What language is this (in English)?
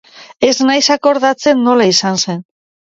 Basque